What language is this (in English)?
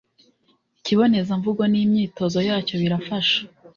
Kinyarwanda